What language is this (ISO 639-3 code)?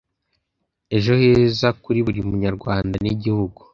kin